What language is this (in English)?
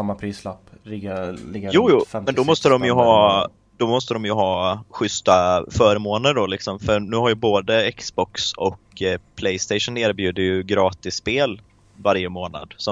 Swedish